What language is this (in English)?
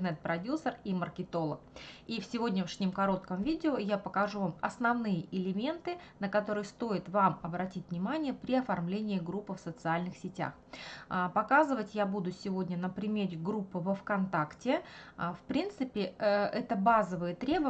Russian